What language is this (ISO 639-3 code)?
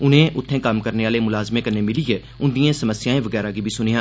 doi